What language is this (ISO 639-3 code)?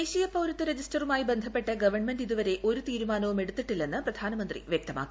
mal